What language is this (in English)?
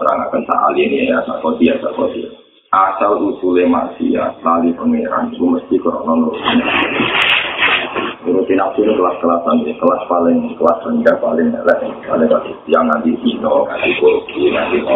Malay